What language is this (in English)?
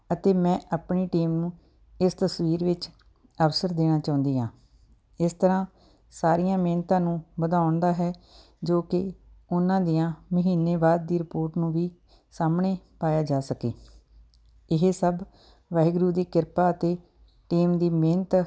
Punjabi